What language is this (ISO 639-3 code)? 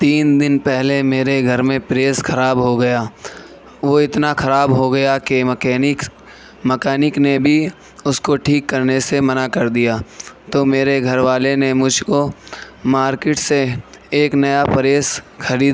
urd